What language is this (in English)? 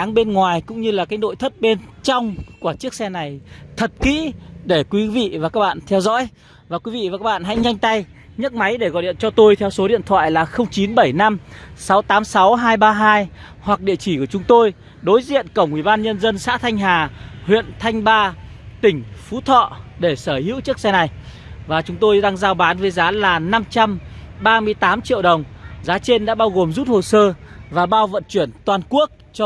Vietnamese